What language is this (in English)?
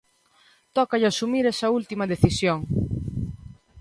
Galician